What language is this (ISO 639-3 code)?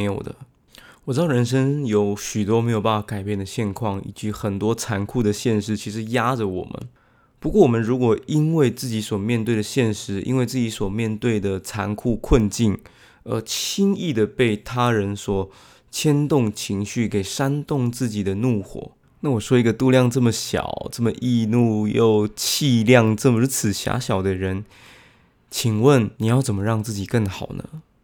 zho